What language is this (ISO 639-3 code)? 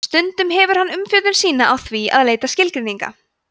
isl